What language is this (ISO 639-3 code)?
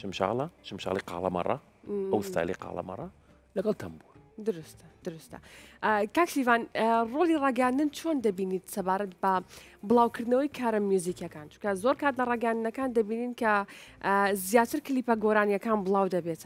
ara